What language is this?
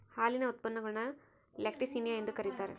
Kannada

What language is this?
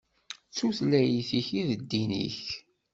Kabyle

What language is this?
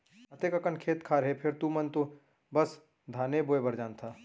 Chhattisgarhi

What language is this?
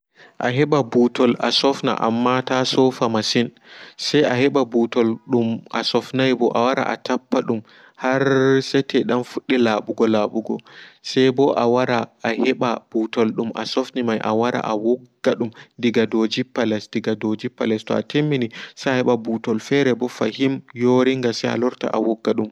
Fula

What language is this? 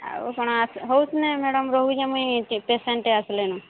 Odia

